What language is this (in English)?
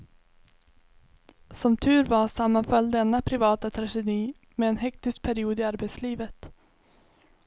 Swedish